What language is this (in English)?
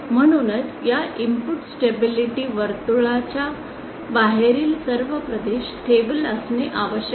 Marathi